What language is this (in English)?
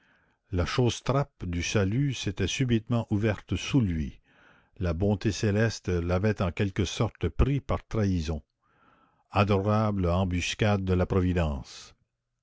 French